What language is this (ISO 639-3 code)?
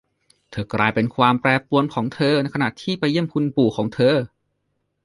tha